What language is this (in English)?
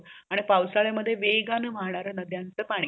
Marathi